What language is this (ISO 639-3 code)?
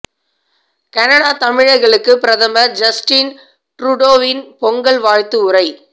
tam